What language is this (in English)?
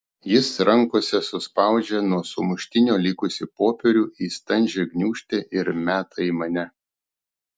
Lithuanian